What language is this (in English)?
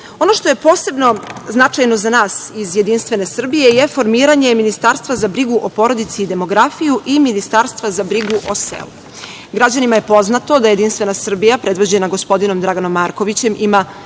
Serbian